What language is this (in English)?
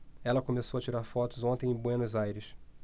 Portuguese